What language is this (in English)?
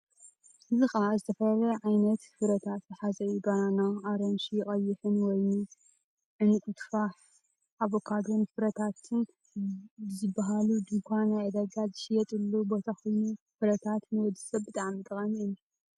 Tigrinya